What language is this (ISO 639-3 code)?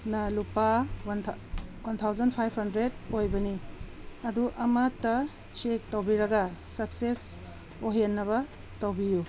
mni